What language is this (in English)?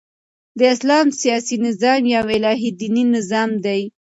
Pashto